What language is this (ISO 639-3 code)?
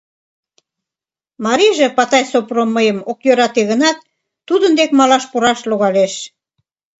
chm